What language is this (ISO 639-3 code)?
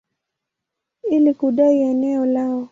swa